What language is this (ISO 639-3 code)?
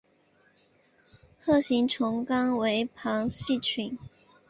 zho